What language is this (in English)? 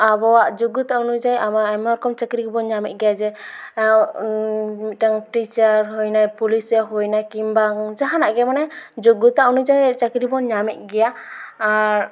Santali